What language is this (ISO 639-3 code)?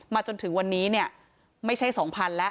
tha